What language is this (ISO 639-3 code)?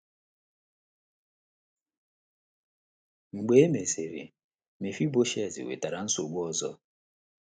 ibo